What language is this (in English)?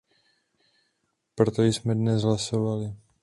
Czech